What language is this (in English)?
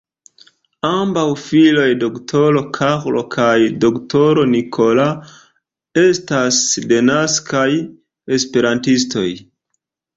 Esperanto